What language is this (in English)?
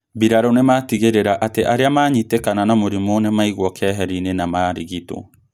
Kikuyu